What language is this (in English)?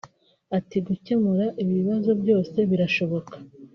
Kinyarwanda